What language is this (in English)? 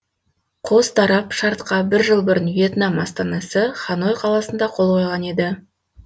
Kazakh